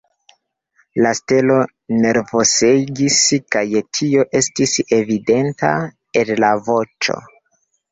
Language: Esperanto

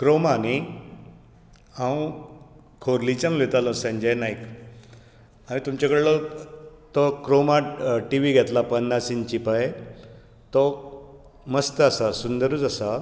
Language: Konkani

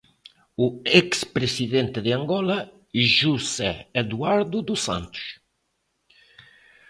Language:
Galician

